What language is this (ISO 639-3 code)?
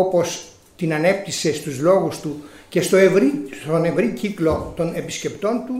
ell